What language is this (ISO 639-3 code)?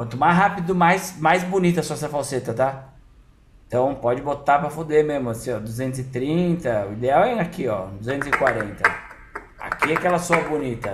por